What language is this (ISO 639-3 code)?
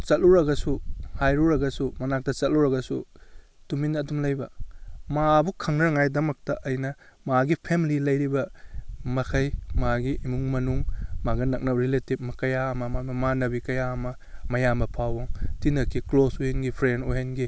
mni